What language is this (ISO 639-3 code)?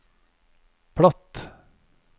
nor